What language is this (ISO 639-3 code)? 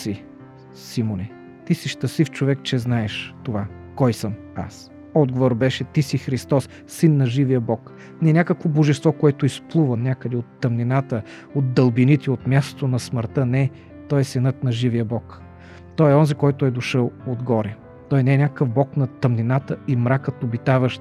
bul